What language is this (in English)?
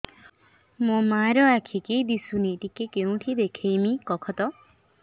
Odia